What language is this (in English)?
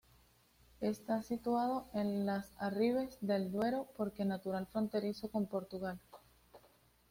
Spanish